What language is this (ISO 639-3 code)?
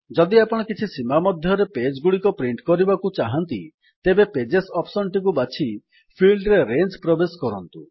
ori